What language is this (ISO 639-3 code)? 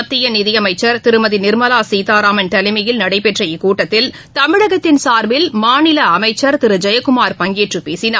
tam